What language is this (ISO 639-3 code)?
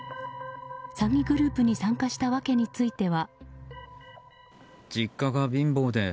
jpn